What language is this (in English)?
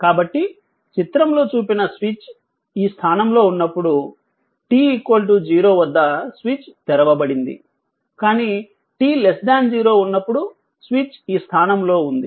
Telugu